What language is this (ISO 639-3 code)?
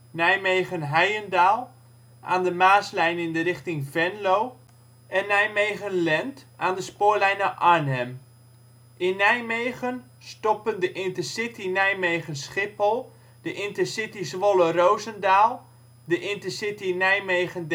nld